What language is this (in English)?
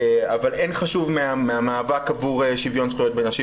Hebrew